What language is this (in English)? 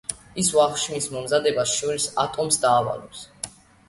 Georgian